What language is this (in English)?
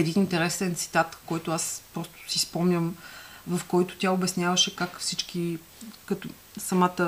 Bulgarian